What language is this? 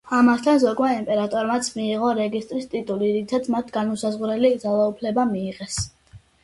Georgian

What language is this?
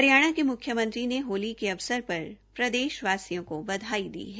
Hindi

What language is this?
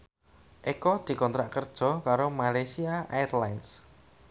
Javanese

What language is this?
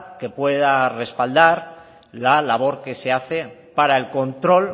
Spanish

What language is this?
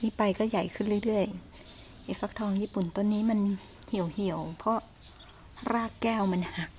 Thai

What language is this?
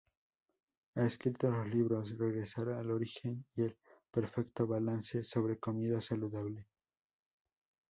Spanish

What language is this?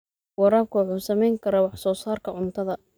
Somali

